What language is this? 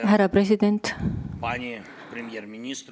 Estonian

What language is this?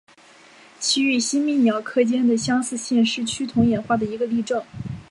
Chinese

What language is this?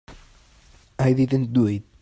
English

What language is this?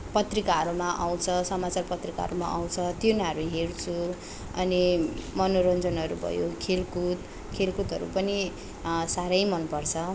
Nepali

